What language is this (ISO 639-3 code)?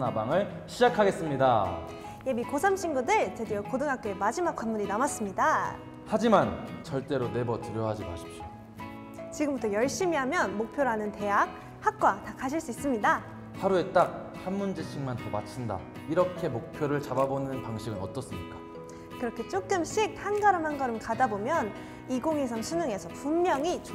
kor